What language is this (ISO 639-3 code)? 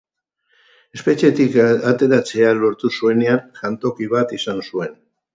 eus